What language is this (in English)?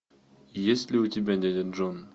Russian